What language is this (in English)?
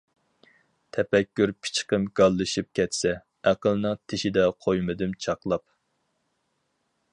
Uyghur